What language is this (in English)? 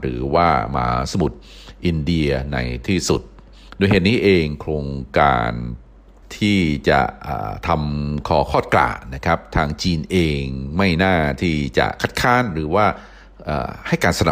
Thai